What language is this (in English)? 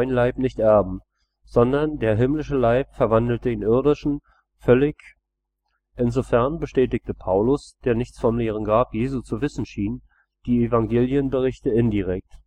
German